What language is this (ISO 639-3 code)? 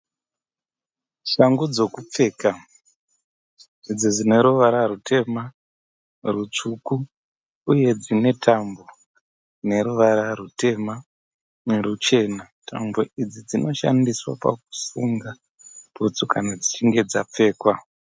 sna